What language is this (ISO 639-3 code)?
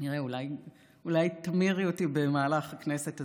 heb